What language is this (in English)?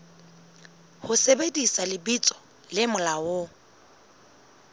Southern Sotho